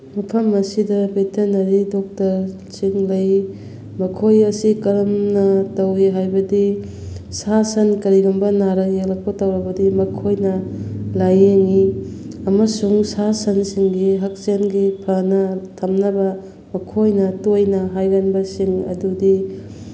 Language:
Manipuri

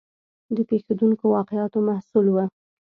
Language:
Pashto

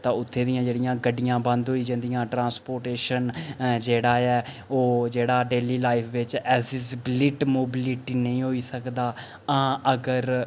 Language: Dogri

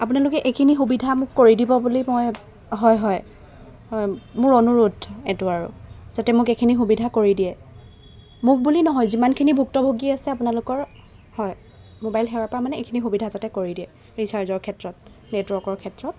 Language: Assamese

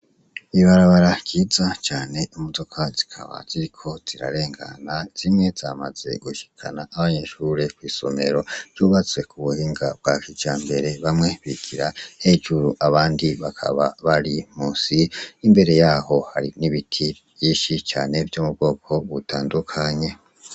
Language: Rundi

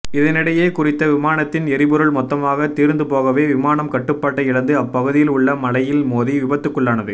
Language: Tamil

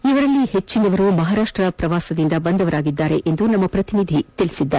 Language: Kannada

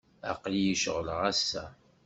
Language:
Kabyle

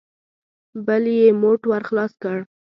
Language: Pashto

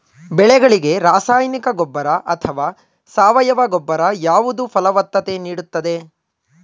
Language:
Kannada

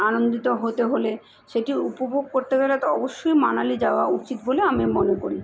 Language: Bangla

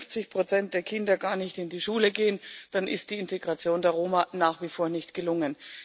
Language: German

